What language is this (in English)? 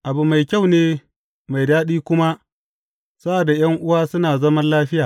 Hausa